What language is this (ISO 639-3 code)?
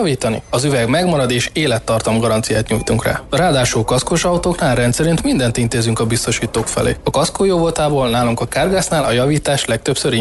hun